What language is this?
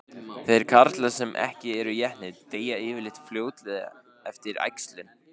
Icelandic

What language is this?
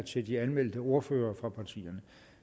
Danish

